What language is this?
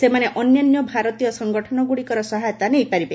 Odia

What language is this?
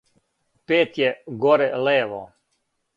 Serbian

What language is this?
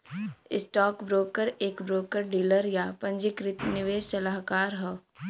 Bhojpuri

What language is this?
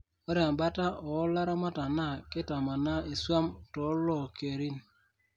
Masai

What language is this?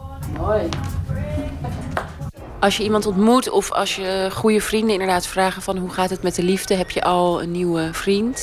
Dutch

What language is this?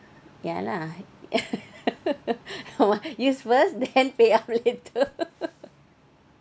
English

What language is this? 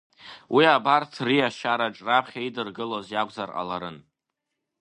Abkhazian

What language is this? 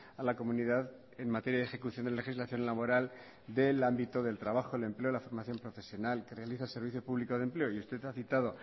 Spanish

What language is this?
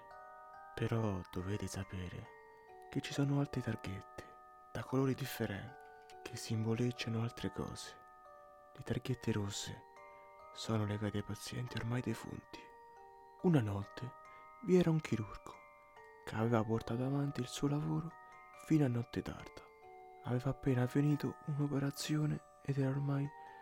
Italian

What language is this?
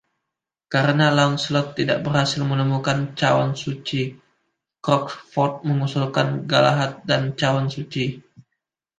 Indonesian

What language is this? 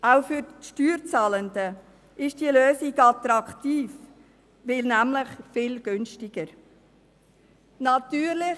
Swiss German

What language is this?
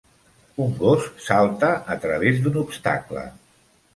Catalan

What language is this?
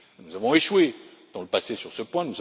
French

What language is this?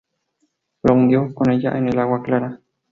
Spanish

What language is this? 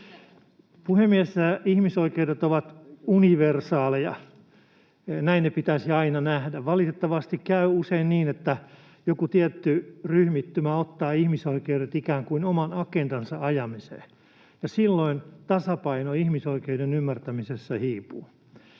Finnish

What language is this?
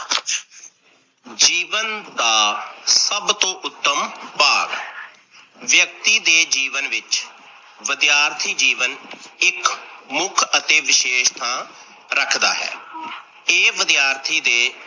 Punjabi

